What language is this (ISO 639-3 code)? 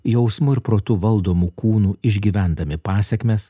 lit